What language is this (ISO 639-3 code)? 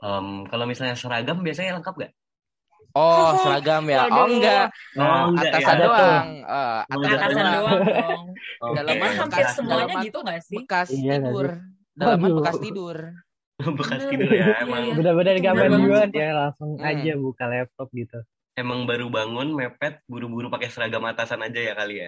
ind